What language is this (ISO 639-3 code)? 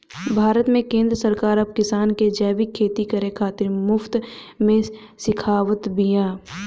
bho